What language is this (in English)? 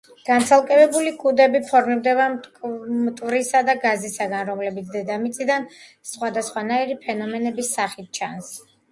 Georgian